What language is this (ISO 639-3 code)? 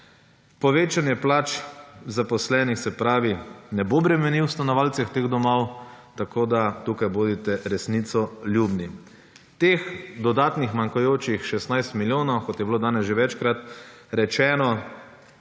slv